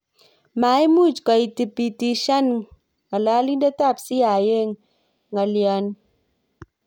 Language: Kalenjin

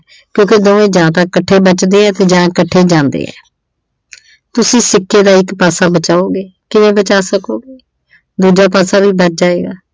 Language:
Punjabi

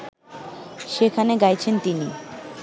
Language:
Bangla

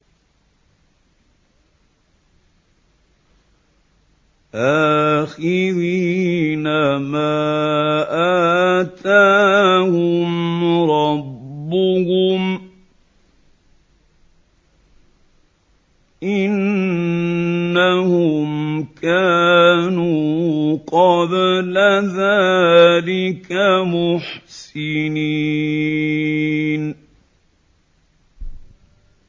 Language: Arabic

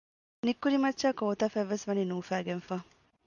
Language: Divehi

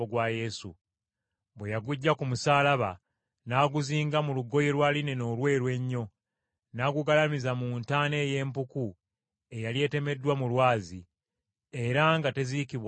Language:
Ganda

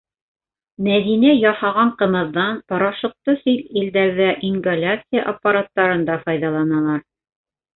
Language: Bashkir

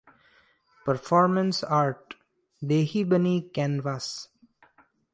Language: Hindi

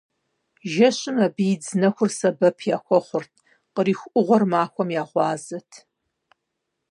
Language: Kabardian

